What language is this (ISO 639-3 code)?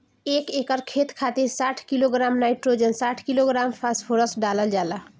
bho